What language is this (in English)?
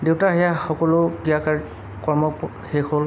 Assamese